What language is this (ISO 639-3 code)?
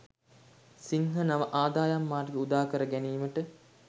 sin